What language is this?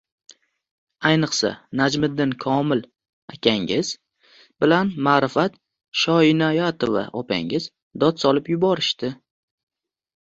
Uzbek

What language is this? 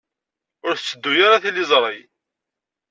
Kabyle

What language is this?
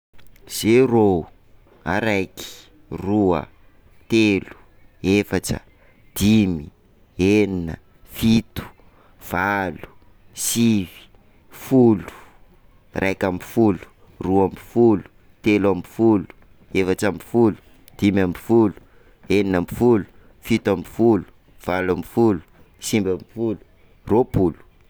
Sakalava Malagasy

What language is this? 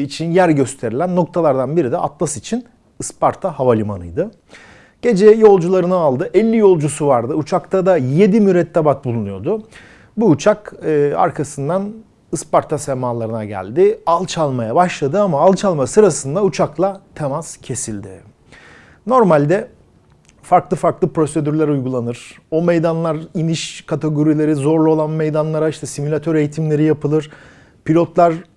Turkish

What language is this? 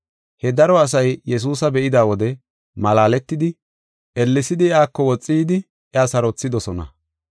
Gofa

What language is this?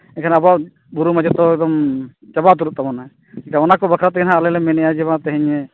Santali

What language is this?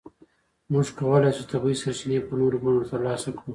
Pashto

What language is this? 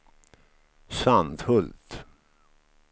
Swedish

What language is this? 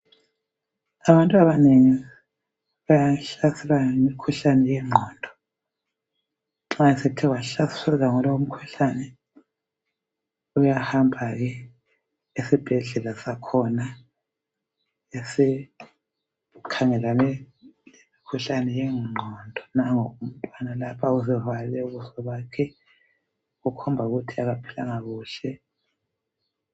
North Ndebele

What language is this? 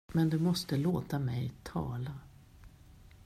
Swedish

